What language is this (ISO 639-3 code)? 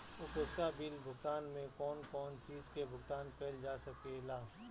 bho